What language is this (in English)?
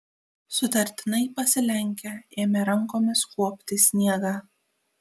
Lithuanian